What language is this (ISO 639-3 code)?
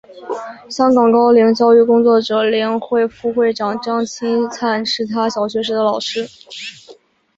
zho